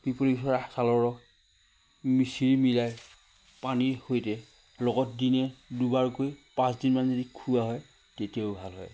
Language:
Assamese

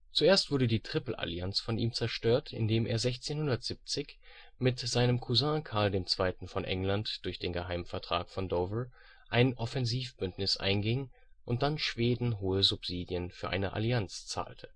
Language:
German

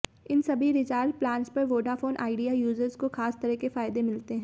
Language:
Hindi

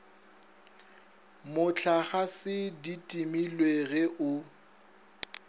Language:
Northern Sotho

